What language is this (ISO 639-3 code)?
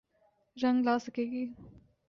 urd